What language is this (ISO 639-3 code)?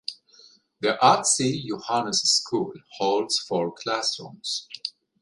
eng